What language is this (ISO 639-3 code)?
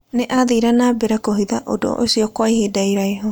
kik